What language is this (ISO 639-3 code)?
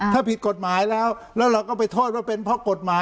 tha